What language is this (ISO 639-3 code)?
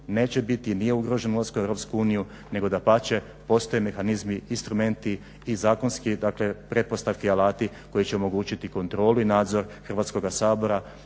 hrv